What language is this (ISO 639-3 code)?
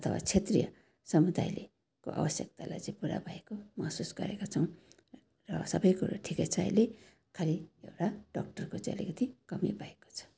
nep